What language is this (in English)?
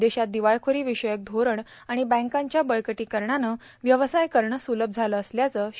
Marathi